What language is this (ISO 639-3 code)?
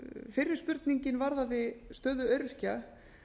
isl